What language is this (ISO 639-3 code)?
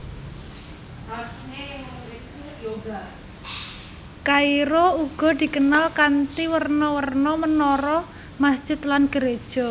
jav